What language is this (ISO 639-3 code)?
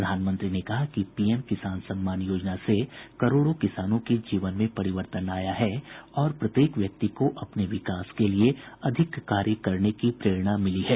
hin